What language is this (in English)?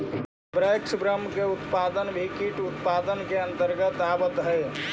Magahi